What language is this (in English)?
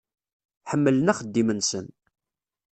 Kabyle